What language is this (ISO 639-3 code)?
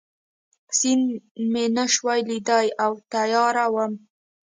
pus